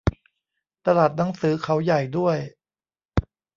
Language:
Thai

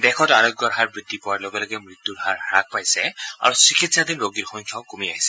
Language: Assamese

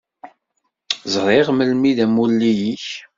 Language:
Kabyle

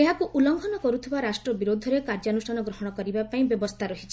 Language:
Odia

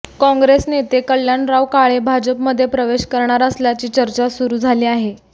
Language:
Marathi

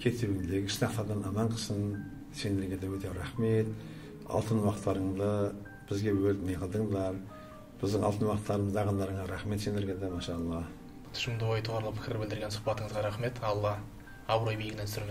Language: Turkish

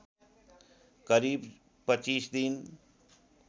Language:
Nepali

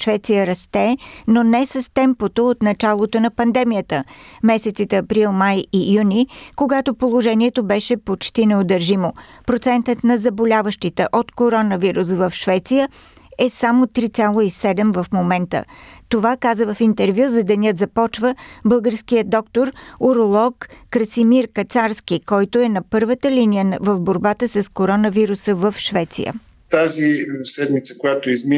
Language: Bulgarian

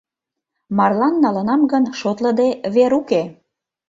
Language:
Mari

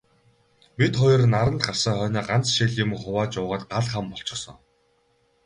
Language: Mongolian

